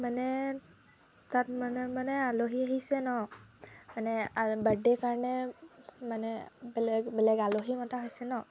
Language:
Assamese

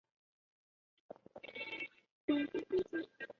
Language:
Chinese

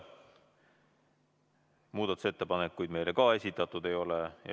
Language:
Estonian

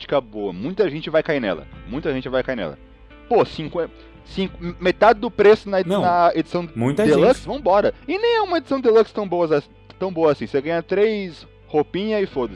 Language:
Portuguese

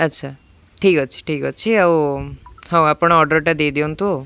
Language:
Odia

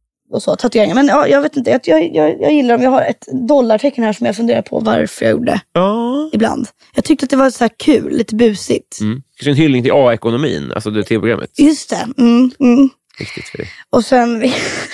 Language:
Swedish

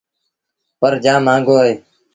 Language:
Sindhi Bhil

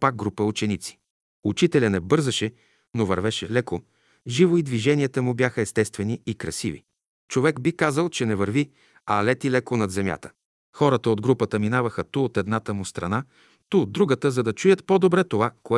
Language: Bulgarian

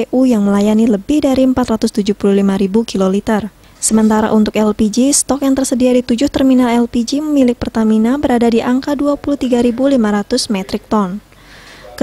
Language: Indonesian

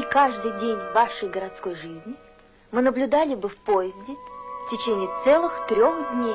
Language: Russian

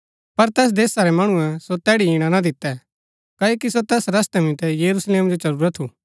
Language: Gaddi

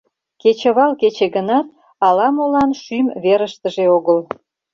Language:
Mari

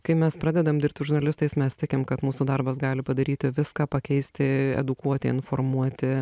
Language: Lithuanian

